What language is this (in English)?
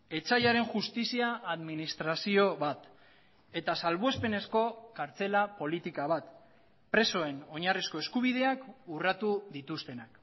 Basque